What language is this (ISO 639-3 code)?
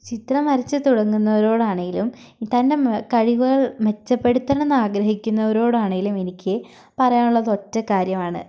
mal